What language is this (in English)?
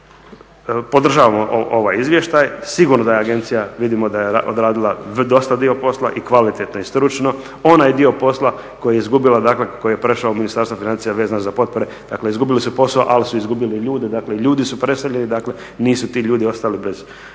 Croatian